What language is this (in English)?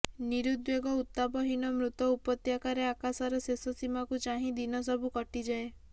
Odia